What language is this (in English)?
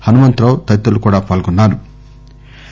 Telugu